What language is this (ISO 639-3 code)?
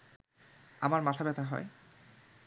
ben